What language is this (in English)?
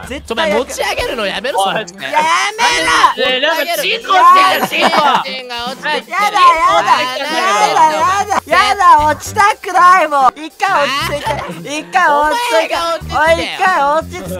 Japanese